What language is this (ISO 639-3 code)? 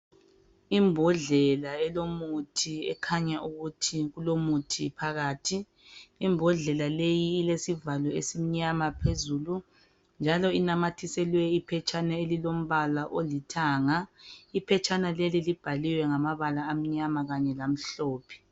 nde